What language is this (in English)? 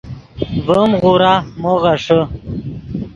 Yidgha